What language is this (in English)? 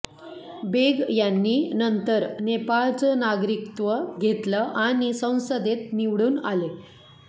Marathi